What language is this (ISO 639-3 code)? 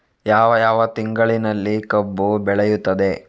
kan